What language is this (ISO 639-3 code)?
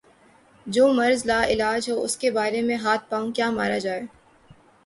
urd